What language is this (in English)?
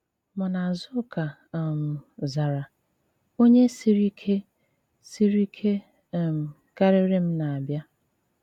Igbo